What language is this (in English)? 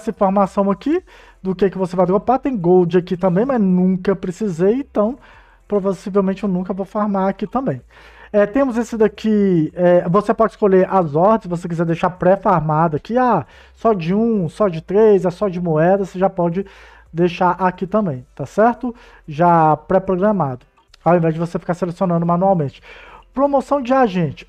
Portuguese